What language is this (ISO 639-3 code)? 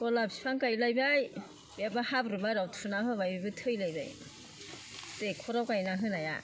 brx